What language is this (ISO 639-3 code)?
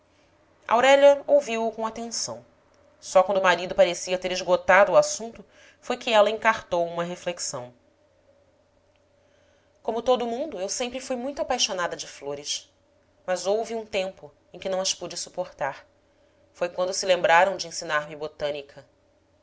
por